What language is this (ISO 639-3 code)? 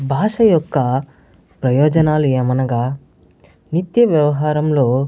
tel